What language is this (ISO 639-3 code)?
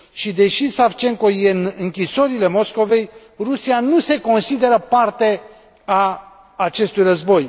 ron